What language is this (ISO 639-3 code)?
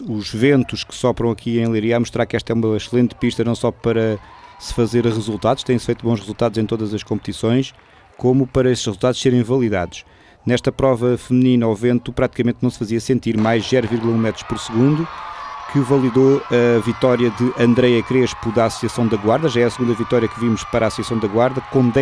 por